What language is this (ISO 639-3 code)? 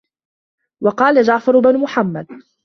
ara